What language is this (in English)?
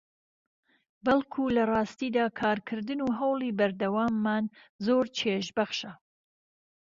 Central Kurdish